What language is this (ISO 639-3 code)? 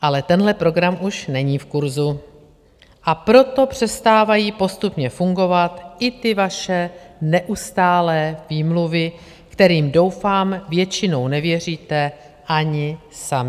ces